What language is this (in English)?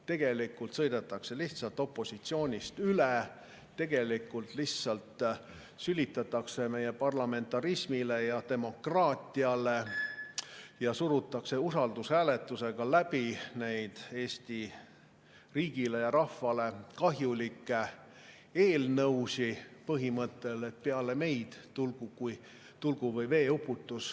Estonian